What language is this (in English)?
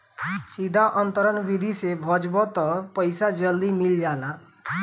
Bhojpuri